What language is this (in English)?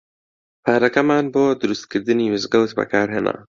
Central Kurdish